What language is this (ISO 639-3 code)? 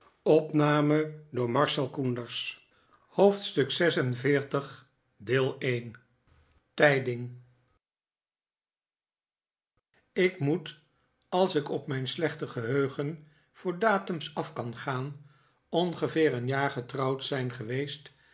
nld